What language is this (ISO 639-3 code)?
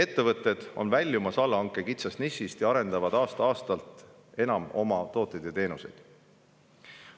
est